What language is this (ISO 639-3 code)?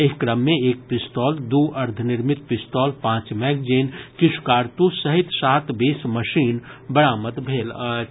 mai